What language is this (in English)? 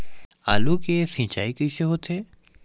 Chhattisgarhi